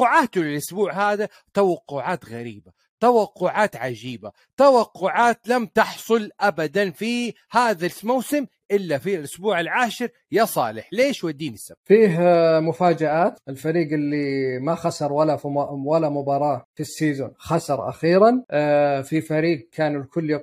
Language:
Arabic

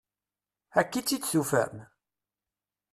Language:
Kabyle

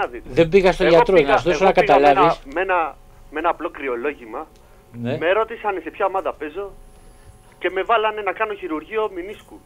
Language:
Greek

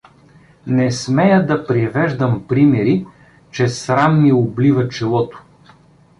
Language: Bulgarian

